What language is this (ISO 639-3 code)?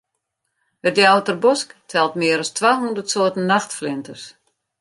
fry